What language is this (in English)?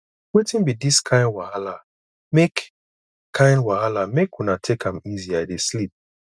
Nigerian Pidgin